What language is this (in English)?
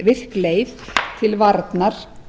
Icelandic